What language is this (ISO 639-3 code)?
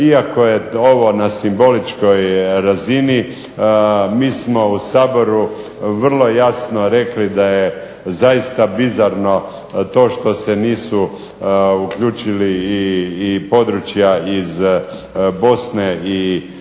hrv